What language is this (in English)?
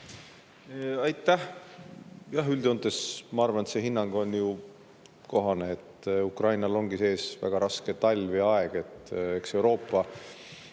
Estonian